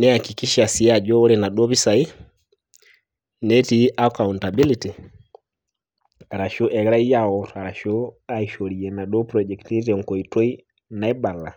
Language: Masai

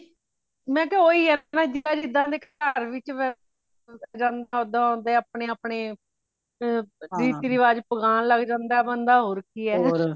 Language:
Punjabi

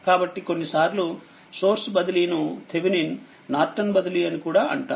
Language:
Telugu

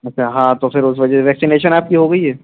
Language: Urdu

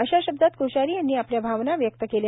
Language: Marathi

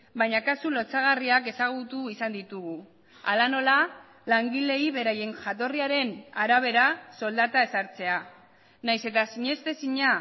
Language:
Basque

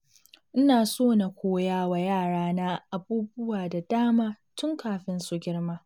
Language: Hausa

